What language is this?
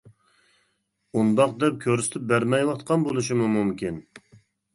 Uyghur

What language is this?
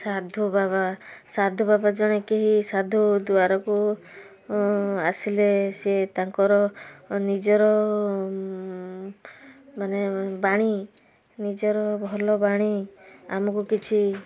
Odia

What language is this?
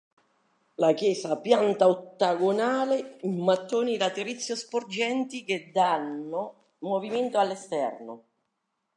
Italian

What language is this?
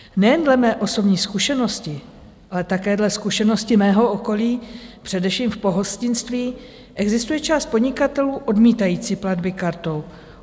Czech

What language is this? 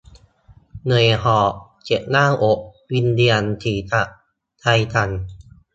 Thai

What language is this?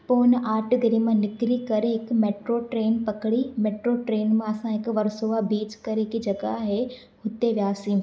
Sindhi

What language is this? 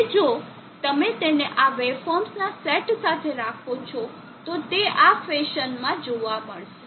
Gujarati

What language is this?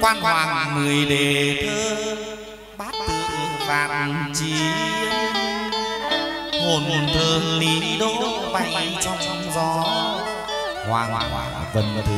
Vietnamese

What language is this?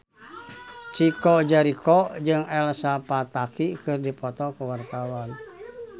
Sundanese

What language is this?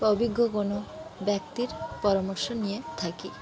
Bangla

